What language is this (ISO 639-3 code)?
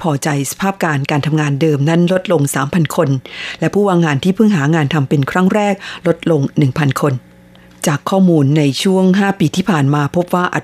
tha